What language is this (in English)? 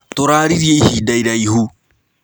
Kikuyu